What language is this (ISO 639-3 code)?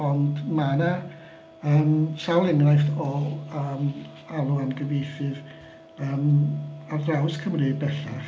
cym